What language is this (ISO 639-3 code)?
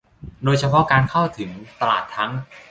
tha